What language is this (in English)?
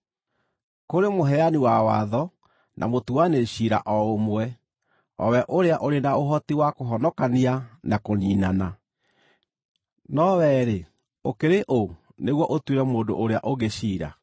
Kikuyu